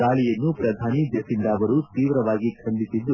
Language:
Kannada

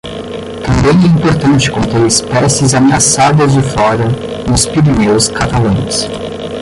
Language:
Portuguese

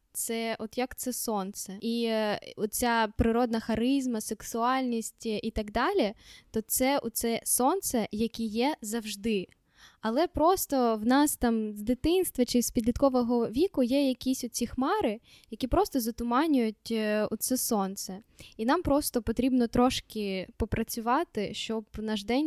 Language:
Ukrainian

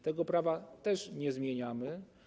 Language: Polish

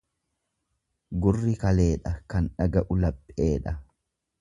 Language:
Oromo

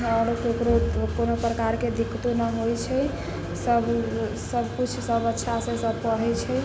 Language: Maithili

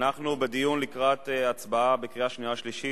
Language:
Hebrew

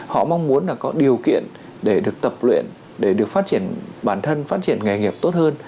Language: Vietnamese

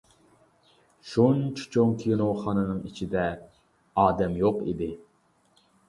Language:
Uyghur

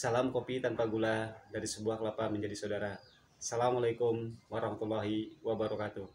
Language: Indonesian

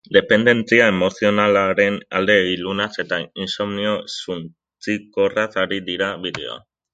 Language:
Basque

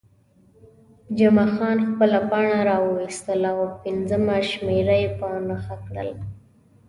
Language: Pashto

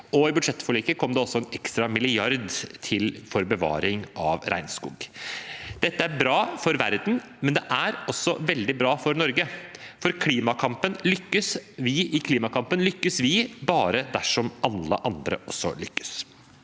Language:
Norwegian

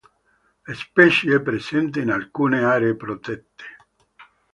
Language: Italian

